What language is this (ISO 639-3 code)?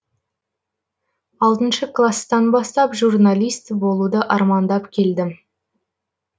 kaz